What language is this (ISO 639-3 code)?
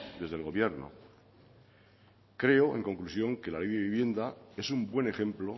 spa